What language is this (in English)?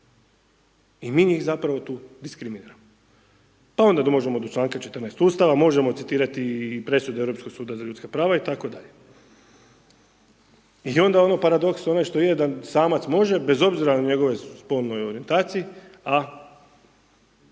Croatian